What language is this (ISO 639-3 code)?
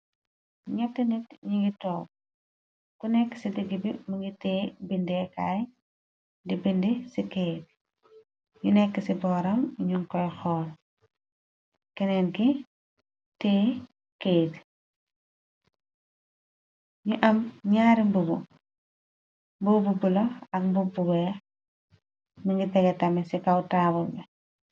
wol